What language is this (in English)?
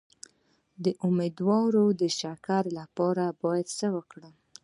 Pashto